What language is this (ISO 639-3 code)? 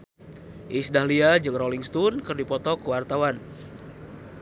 sun